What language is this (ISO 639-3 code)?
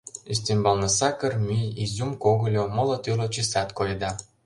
chm